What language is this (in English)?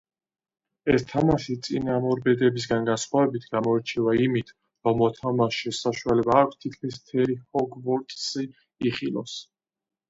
Georgian